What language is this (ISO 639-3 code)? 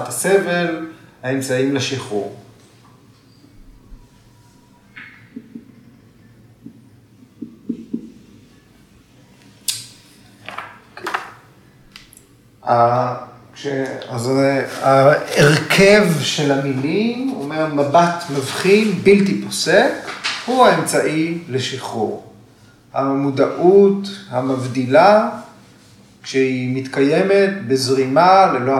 heb